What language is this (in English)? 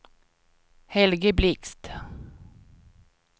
Swedish